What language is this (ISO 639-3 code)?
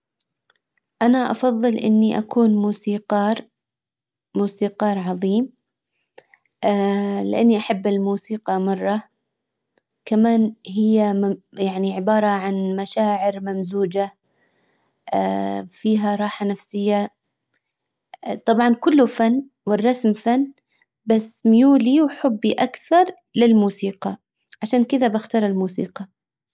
acw